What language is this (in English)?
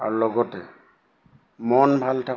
Assamese